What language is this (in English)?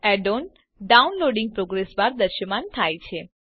Gujarati